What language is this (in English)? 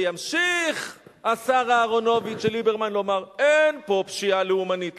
Hebrew